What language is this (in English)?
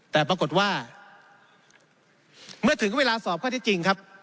Thai